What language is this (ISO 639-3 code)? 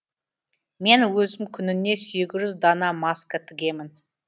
kaz